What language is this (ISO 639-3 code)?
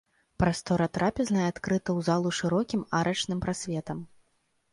bel